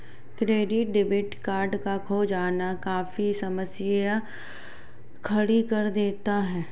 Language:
Hindi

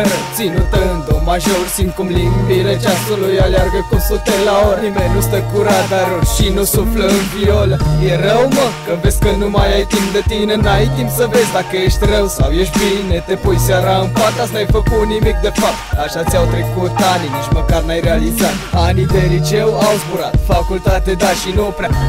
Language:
Romanian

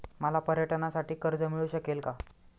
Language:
Marathi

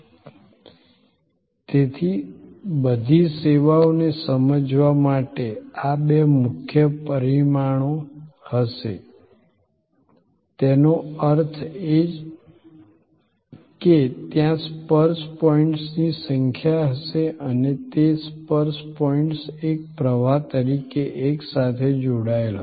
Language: Gujarati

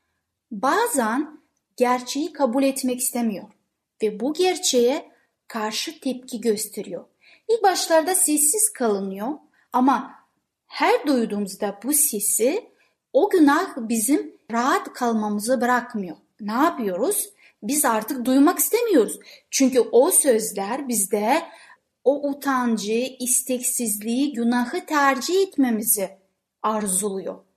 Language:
Turkish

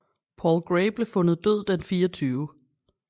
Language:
Danish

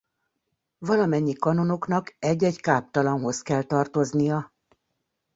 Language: Hungarian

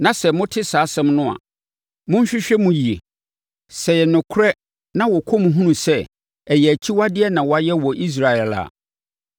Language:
Akan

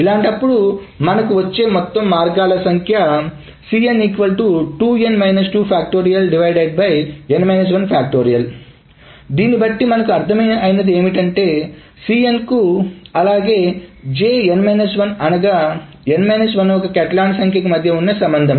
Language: Telugu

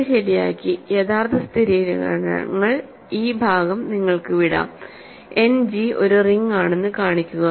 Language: Malayalam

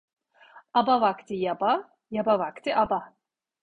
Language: Turkish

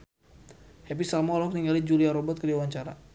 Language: Sundanese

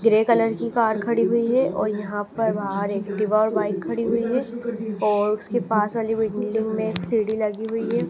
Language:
Hindi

